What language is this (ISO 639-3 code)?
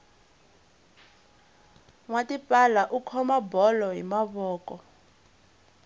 tso